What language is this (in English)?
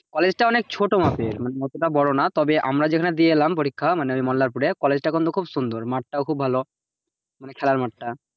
Bangla